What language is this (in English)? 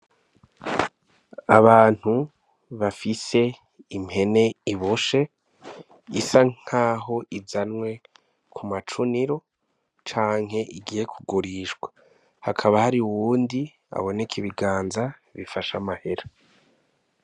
Rundi